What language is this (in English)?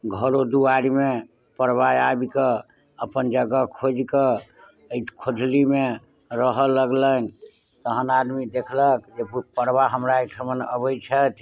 Maithili